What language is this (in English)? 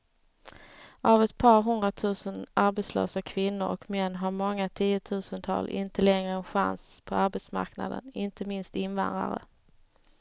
Swedish